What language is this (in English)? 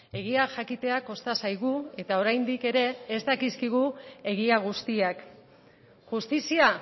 Basque